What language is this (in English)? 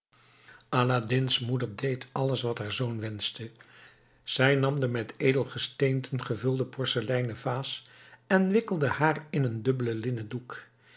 Dutch